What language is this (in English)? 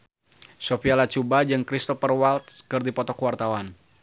Sundanese